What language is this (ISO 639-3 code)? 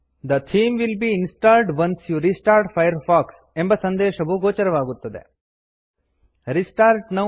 kan